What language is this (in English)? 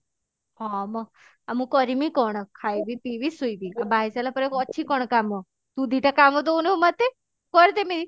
Odia